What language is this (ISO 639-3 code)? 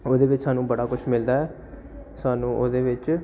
pan